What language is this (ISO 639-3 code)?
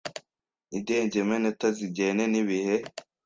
kin